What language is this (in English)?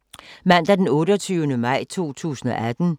Danish